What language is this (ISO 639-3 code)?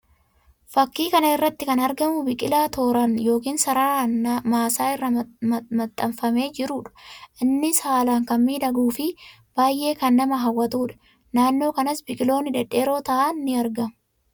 orm